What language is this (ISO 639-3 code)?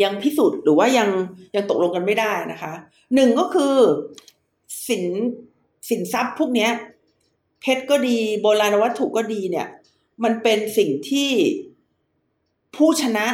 tha